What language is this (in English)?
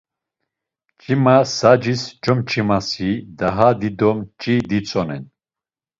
Laz